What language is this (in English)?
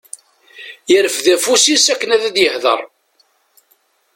Kabyle